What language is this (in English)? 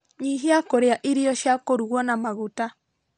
Kikuyu